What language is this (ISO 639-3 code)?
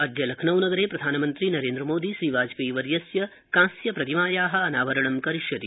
san